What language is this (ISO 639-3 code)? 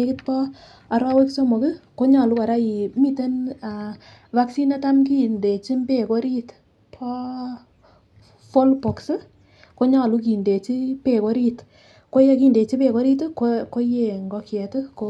kln